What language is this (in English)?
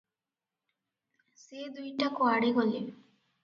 Odia